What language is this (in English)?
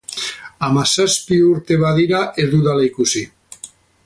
Basque